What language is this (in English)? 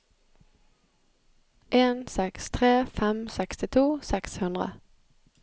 Norwegian